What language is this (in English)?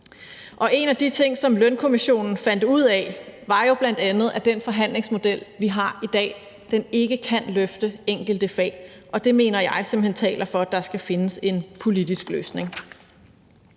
Danish